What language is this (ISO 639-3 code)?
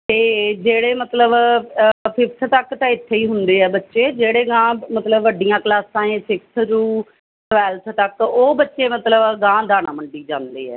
pan